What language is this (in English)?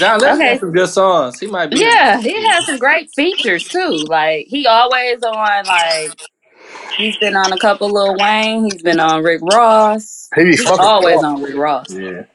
English